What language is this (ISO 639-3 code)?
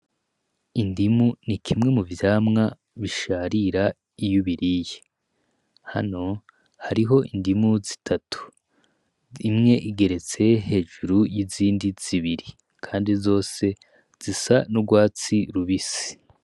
run